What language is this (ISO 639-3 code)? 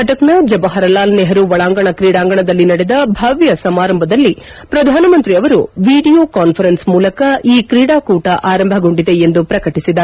kan